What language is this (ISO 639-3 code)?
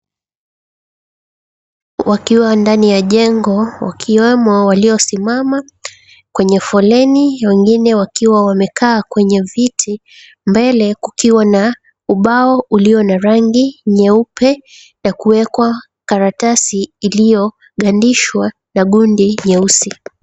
swa